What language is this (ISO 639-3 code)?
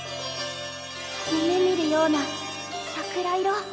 jpn